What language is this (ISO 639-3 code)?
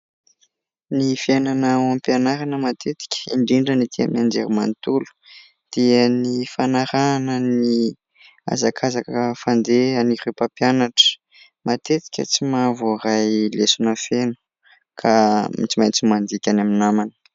mlg